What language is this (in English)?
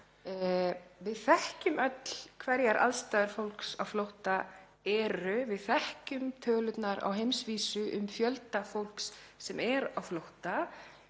Icelandic